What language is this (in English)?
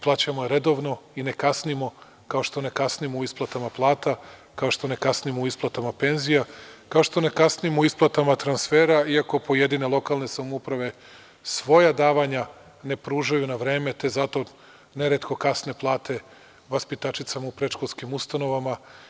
Serbian